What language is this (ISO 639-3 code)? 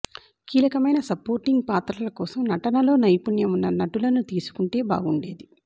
tel